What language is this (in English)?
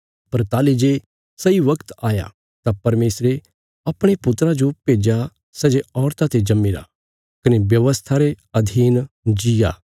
Bilaspuri